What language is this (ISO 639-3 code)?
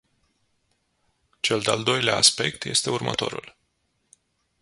ron